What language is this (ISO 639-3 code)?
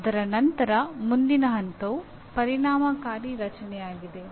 kan